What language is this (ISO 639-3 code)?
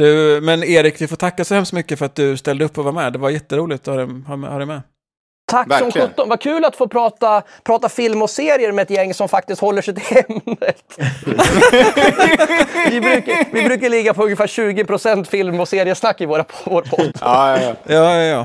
swe